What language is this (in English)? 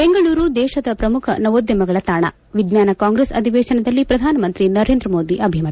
Kannada